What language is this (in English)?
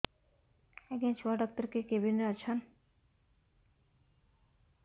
Odia